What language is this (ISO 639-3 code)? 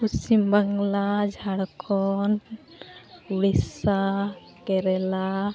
sat